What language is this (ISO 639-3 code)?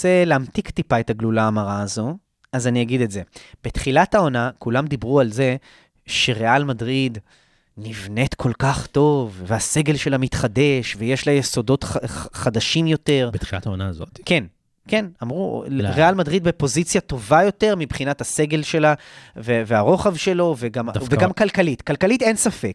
heb